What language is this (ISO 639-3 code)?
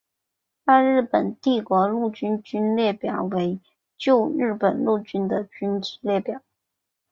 zho